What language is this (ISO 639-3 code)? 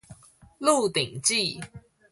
zho